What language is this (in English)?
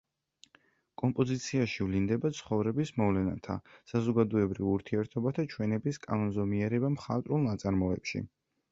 Georgian